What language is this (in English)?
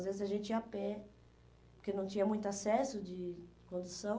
Portuguese